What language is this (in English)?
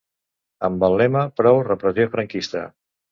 Catalan